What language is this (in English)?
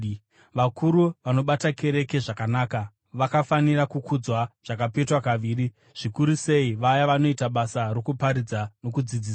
Shona